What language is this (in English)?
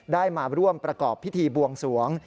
Thai